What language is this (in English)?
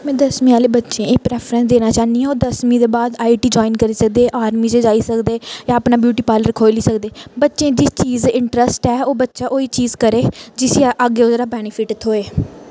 Dogri